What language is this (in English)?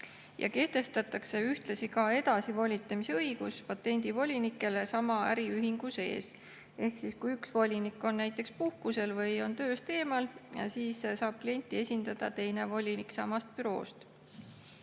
Estonian